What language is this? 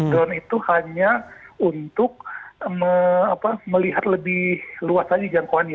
Indonesian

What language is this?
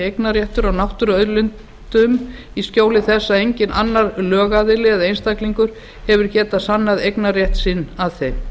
Icelandic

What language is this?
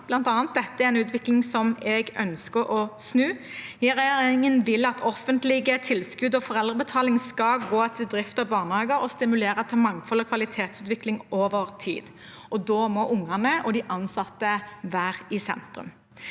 Norwegian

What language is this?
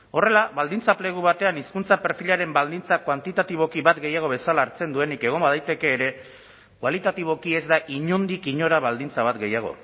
Basque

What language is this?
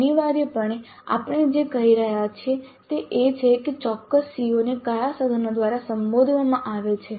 Gujarati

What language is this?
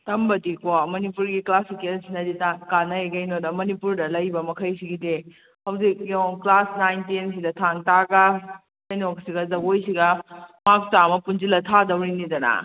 Manipuri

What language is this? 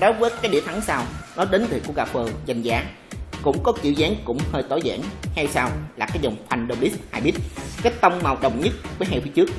Vietnamese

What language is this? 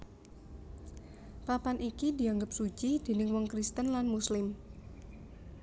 Javanese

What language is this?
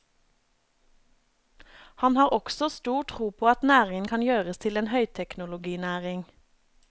Norwegian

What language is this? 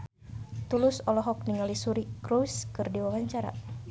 Sundanese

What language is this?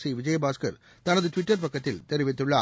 Tamil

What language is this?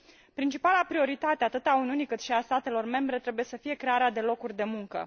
Romanian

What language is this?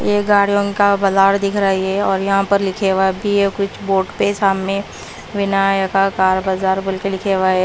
Hindi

